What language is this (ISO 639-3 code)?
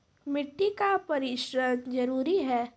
mai